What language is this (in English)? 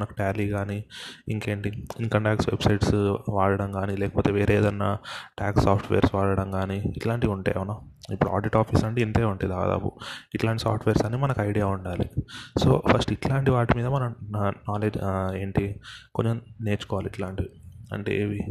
Telugu